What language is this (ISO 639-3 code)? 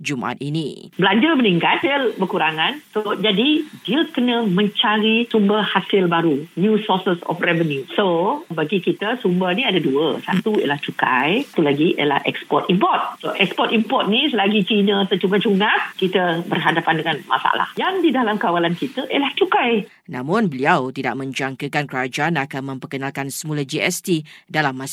msa